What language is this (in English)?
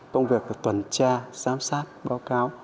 Vietnamese